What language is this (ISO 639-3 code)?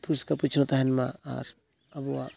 sat